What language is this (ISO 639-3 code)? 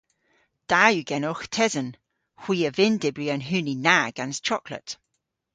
cor